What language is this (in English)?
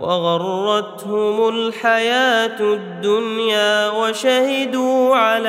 Arabic